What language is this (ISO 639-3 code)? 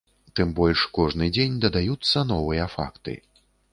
bel